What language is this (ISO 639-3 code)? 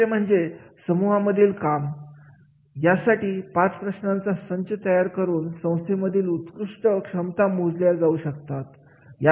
mar